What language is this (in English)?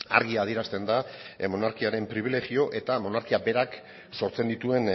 Basque